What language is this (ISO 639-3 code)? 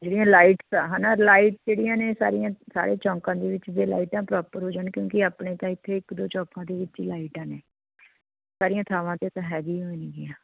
pan